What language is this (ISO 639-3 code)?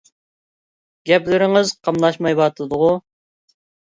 uig